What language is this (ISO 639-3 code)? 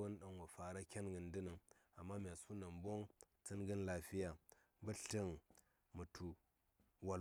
say